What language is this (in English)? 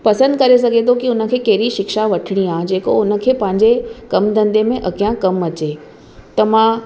Sindhi